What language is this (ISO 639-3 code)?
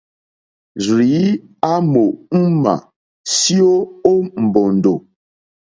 bri